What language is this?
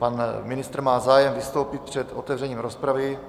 Czech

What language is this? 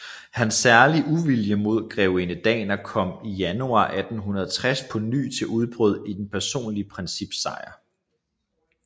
Danish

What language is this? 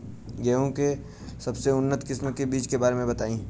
Bhojpuri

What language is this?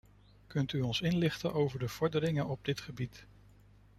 Dutch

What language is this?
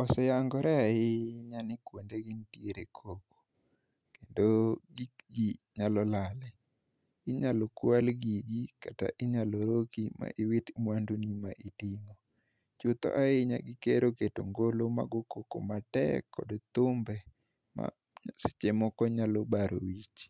Luo (Kenya and Tanzania)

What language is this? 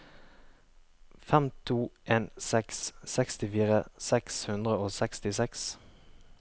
Norwegian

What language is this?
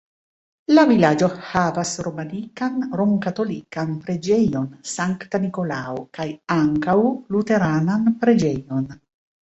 Esperanto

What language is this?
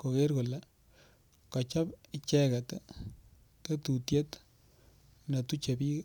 Kalenjin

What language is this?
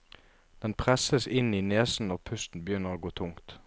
Norwegian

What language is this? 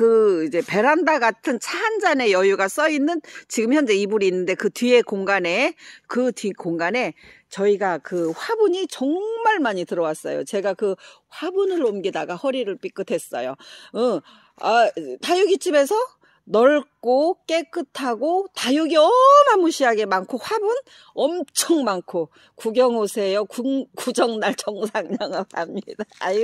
Korean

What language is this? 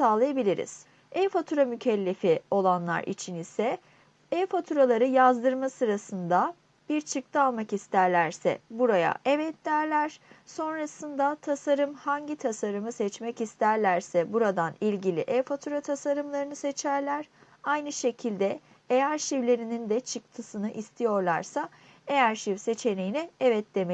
Turkish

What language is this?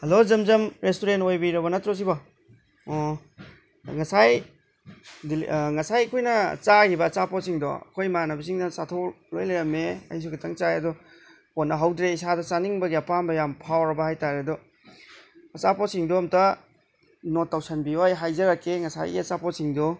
Manipuri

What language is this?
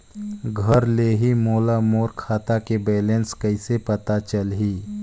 Chhattisgarhi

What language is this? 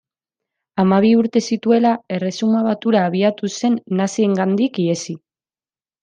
Basque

